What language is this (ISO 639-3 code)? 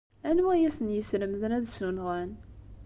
kab